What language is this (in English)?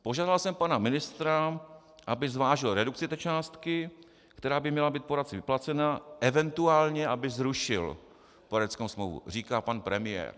Czech